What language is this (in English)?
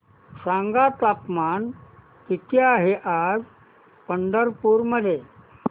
Marathi